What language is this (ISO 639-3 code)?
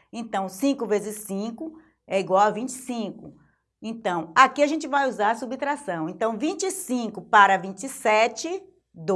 por